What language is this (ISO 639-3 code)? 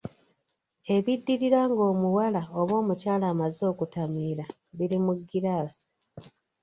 lug